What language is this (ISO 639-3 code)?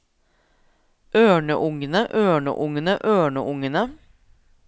nor